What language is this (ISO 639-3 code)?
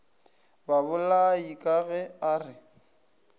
nso